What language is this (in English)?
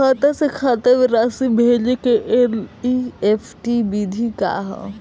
Bhojpuri